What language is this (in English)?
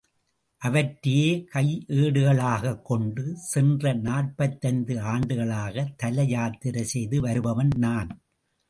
Tamil